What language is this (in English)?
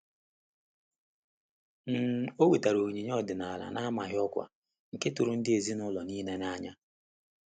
Igbo